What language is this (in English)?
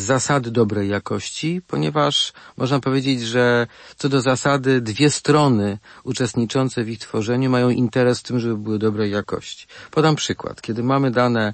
Polish